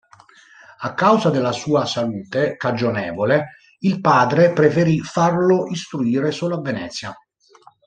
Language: Italian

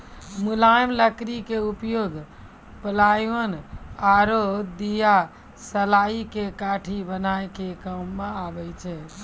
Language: Maithili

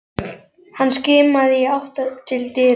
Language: Icelandic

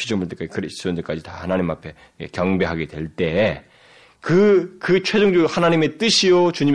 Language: Korean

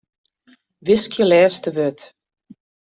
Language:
Western Frisian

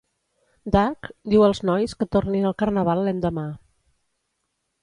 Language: Catalan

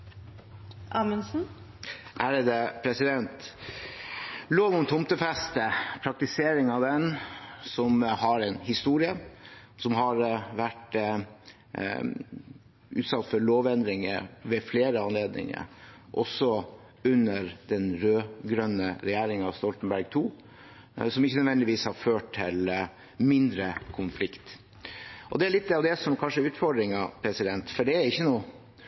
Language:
Norwegian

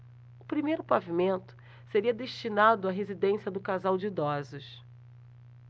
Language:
Portuguese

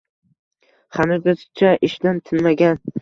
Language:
Uzbek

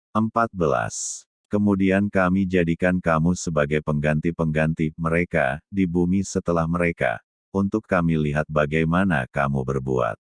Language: Indonesian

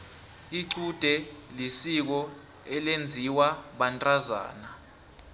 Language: South Ndebele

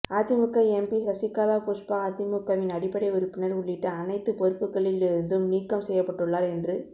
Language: Tamil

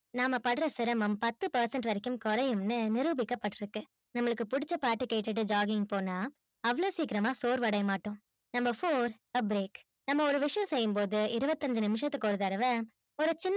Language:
Tamil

